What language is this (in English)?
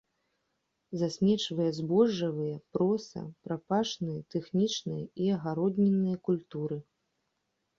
Belarusian